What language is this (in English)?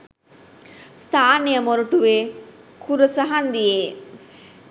Sinhala